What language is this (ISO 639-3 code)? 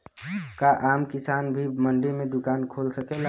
bho